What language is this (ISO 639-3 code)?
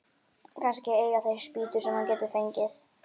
isl